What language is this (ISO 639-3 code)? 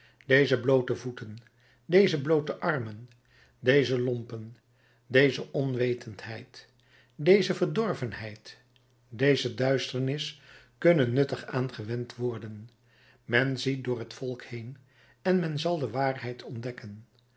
nld